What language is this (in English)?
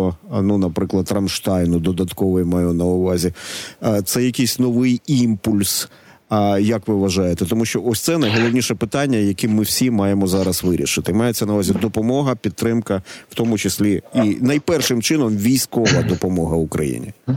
Ukrainian